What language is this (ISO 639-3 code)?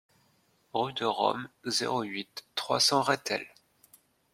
fra